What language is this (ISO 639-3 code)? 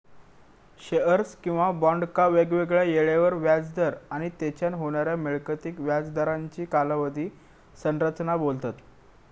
mar